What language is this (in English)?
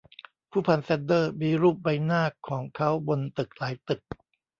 Thai